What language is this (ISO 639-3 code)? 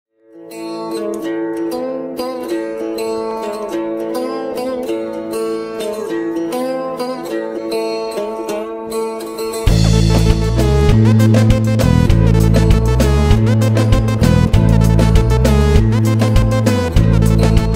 kor